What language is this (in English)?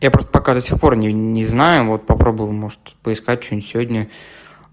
Russian